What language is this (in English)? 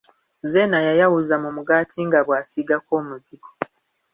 Ganda